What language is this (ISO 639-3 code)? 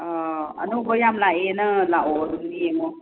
mni